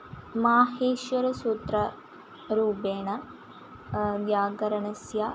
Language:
Sanskrit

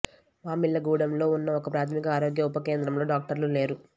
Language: Telugu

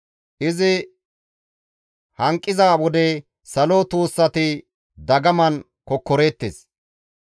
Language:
Gamo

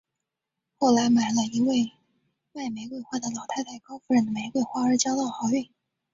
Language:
Chinese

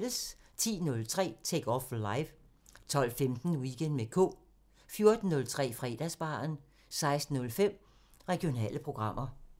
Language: Danish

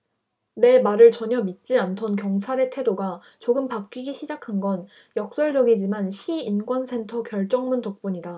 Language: Korean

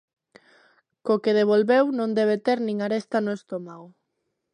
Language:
Galician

